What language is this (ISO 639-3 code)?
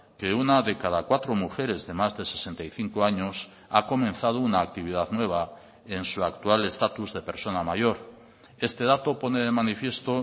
spa